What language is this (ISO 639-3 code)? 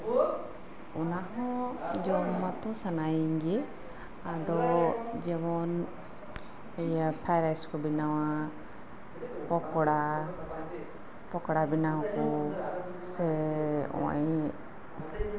sat